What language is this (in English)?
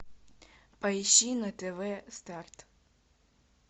Russian